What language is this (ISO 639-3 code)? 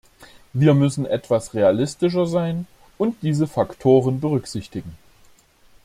deu